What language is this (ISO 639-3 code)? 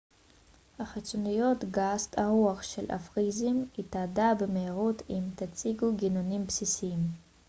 heb